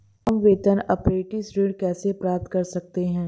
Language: Hindi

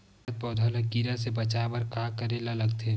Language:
Chhattisgarhi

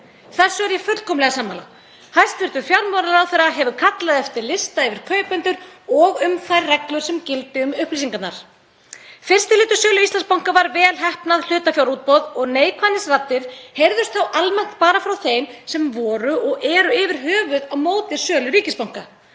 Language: Icelandic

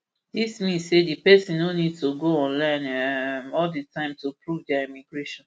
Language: Nigerian Pidgin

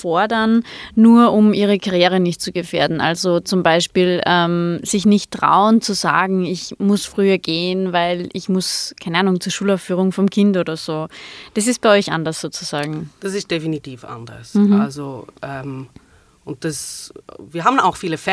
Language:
German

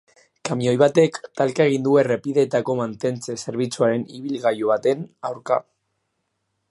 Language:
Basque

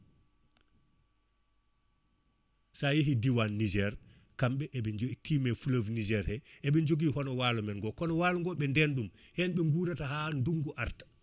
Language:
Fula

